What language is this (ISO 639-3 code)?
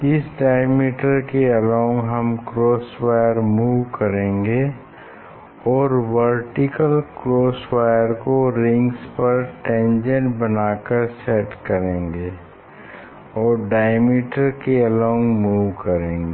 hin